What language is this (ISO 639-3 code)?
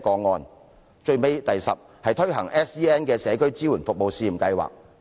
yue